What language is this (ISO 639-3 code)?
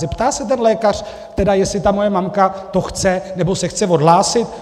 ces